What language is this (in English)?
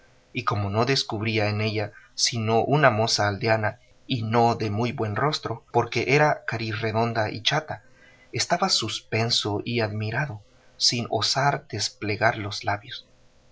Spanish